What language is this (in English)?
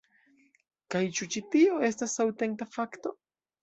Esperanto